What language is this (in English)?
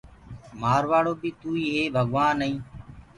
Gurgula